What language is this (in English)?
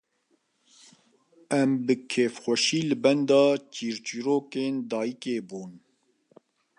Kurdish